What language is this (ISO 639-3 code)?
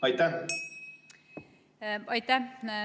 est